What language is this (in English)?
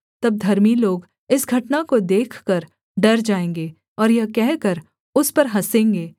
Hindi